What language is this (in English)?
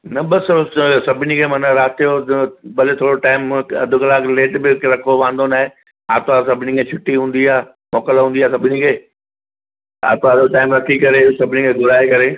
Sindhi